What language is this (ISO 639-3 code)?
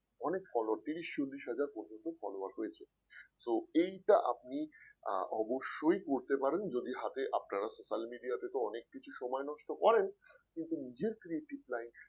ben